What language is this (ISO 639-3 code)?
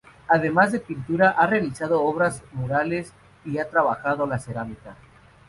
spa